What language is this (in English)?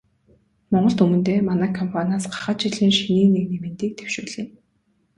Mongolian